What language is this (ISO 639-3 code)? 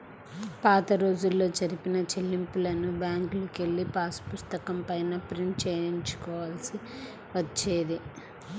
tel